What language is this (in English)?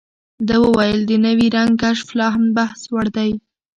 Pashto